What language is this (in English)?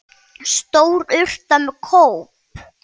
Icelandic